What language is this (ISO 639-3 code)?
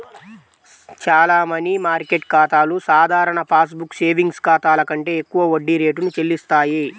tel